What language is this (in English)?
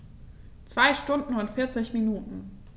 German